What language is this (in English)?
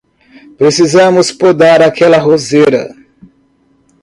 Portuguese